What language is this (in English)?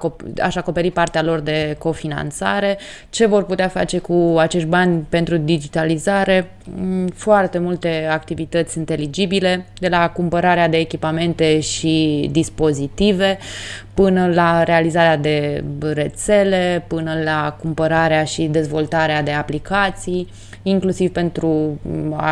Romanian